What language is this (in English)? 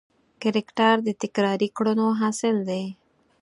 Pashto